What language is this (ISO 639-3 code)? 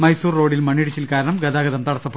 mal